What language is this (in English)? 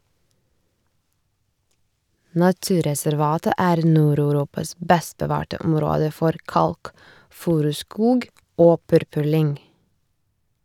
Norwegian